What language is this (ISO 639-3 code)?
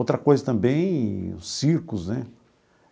por